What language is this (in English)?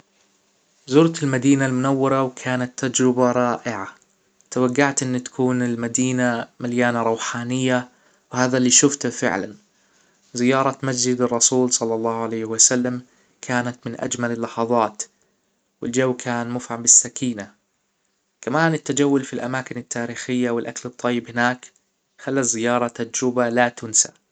Hijazi Arabic